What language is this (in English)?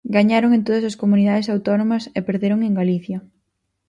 Galician